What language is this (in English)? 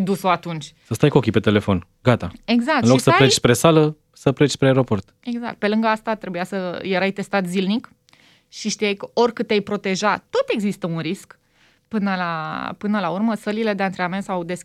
Romanian